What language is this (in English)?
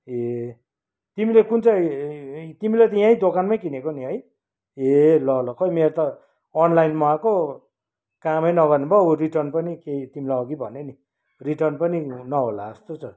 Nepali